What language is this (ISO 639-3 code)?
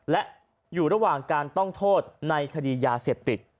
tha